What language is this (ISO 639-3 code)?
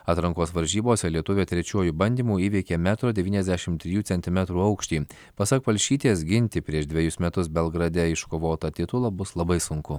lit